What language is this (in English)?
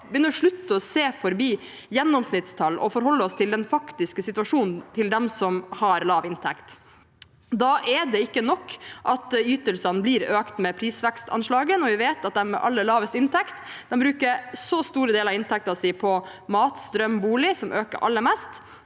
Norwegian